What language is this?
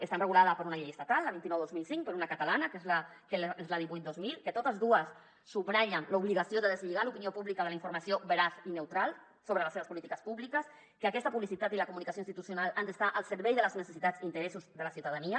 Catalan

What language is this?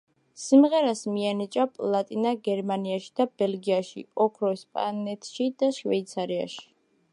Georgian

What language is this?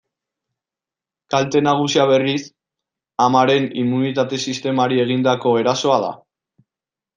Basque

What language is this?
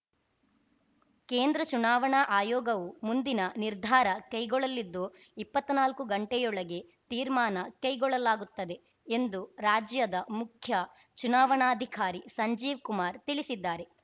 Kannada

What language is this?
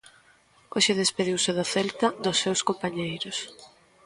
Galician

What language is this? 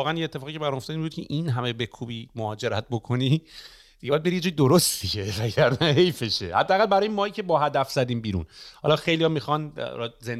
Persian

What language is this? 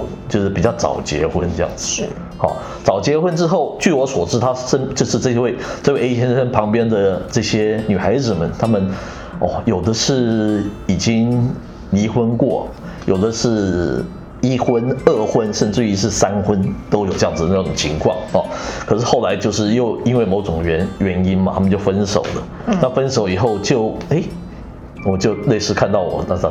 Chinese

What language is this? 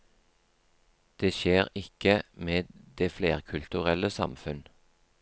Norwegian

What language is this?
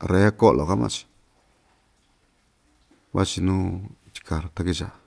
Ixtayutla Mixtec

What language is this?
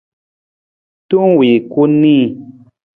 Nawdm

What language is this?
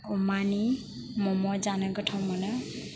Bodo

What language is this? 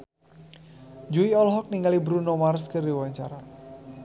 Sundanese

